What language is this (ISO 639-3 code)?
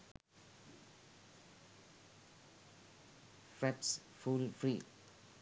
sin